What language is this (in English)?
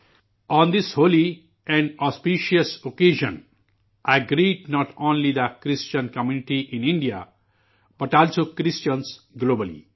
Urdu